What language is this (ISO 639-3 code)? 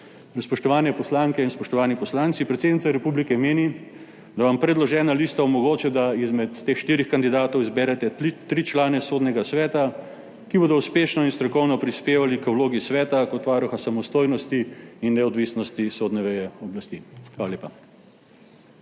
slv